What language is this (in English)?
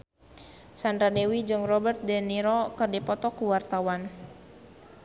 Sundanese